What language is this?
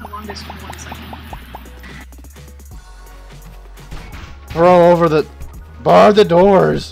English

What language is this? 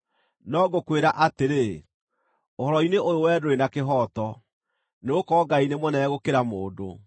Kikuyu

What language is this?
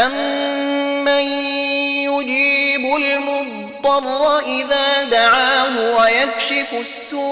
Arabic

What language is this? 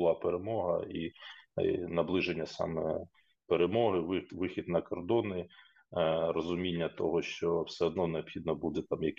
Ukrainian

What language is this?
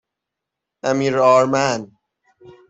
Persian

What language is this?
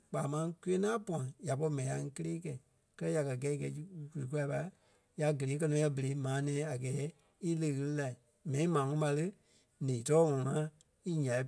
Kpelle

